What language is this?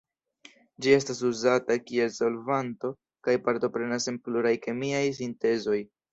Esperanto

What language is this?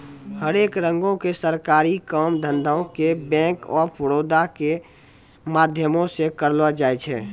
Maithili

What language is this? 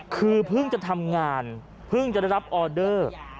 Thai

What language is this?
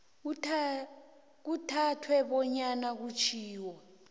South Ndebele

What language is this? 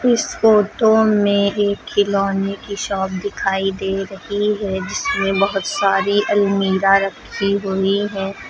Hindi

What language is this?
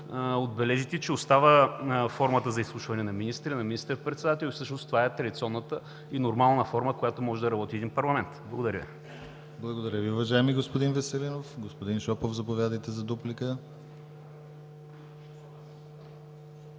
Bulgarian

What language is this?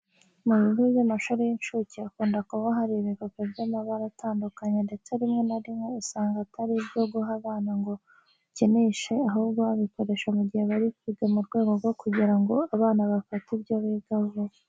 Kinyarwanda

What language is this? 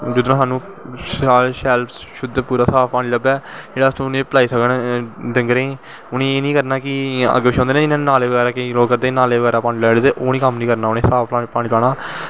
Dogri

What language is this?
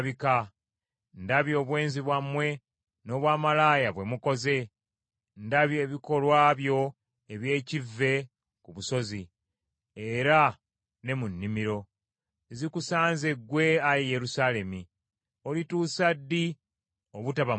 Ganda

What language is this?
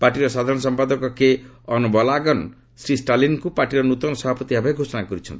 Odia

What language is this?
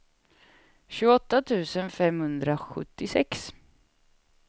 Swedish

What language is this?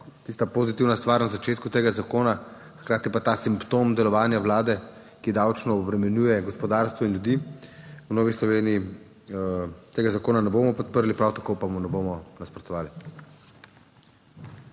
Slovenian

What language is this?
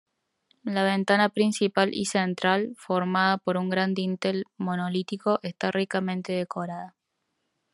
Spanish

